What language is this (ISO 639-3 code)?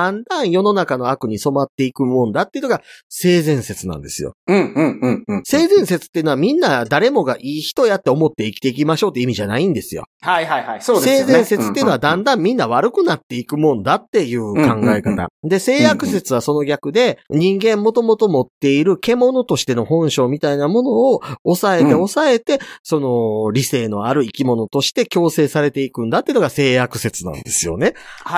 jpn